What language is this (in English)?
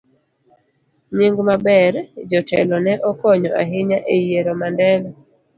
Luo (Kenya and Tanzania)